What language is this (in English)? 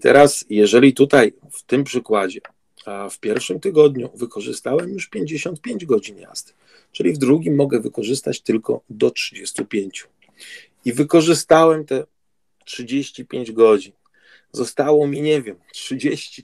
Polish